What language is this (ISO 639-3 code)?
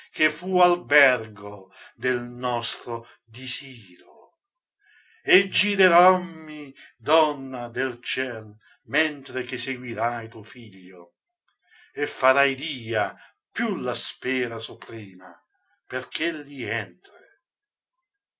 ita